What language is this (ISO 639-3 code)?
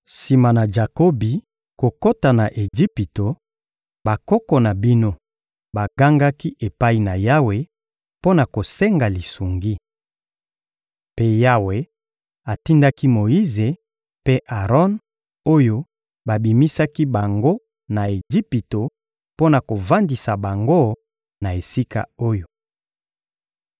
lin